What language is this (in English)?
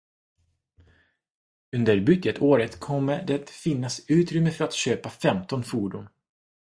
Swedish